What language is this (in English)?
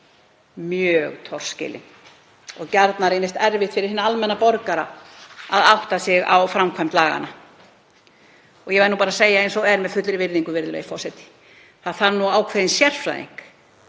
Icelandic